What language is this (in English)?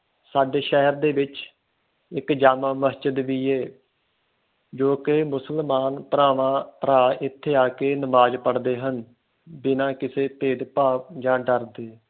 Punjabi